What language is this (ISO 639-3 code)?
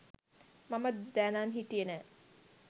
sin